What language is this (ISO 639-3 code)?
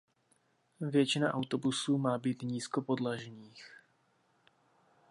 ces